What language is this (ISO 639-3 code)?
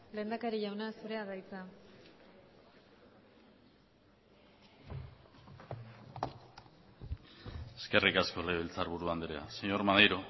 eus